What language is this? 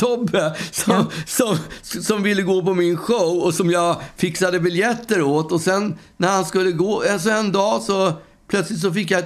Swedish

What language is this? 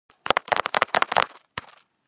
Georgian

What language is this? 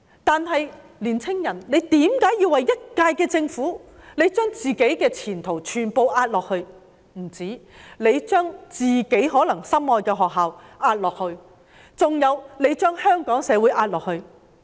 Cantonese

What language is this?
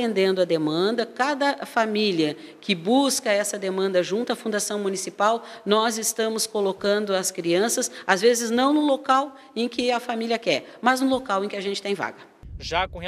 Portuguese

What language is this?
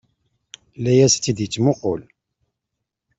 Kabyle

